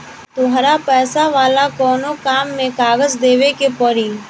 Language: Bhojpuri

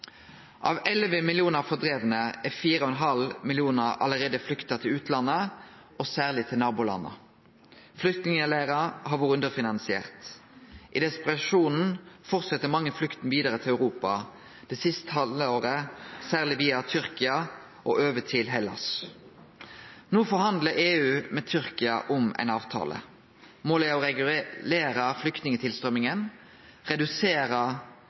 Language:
Norwegian Nynorsk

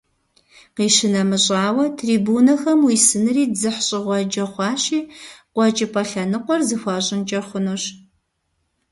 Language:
Kabardian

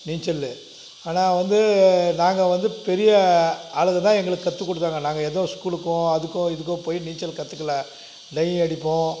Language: Tamil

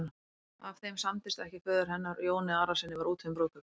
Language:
Icelandic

